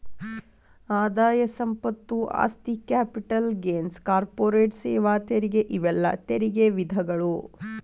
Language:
Kannada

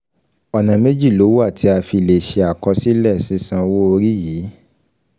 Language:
Yoruba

